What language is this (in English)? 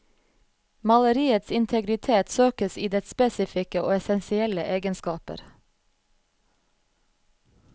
Norwegian